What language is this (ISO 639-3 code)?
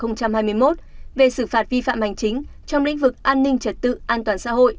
vie